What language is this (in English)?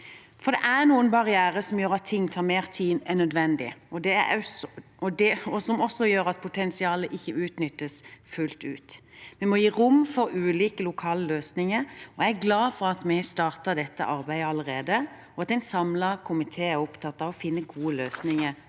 Norwegian